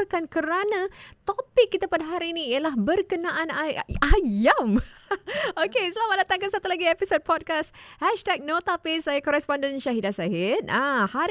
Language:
Malay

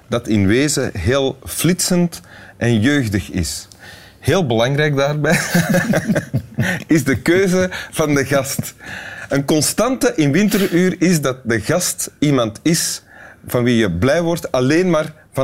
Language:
Dutch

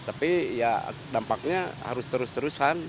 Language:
Indonesian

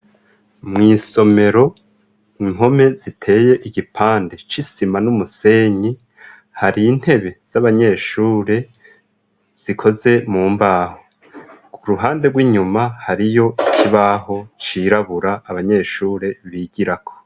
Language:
Rundi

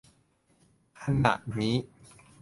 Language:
Thai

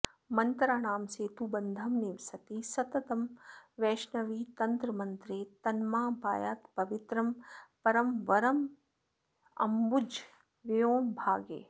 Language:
Sanskrit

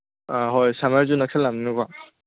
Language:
Manipuri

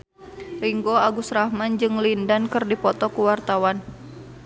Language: Sundanese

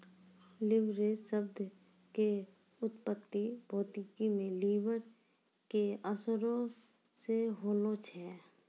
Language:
Maithili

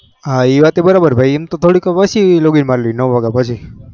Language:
Gujarati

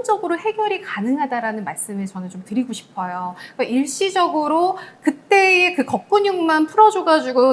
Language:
Korean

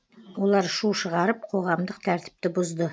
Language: Kazakh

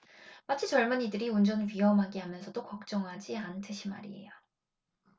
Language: Korean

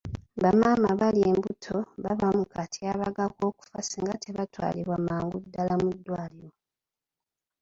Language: Ganda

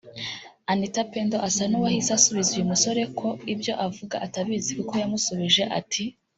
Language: Kinyarwanda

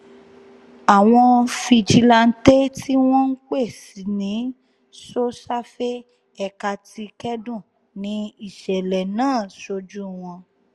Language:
Yoruba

